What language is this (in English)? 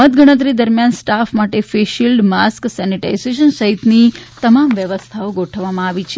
Gujarati